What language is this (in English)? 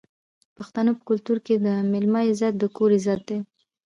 Pashto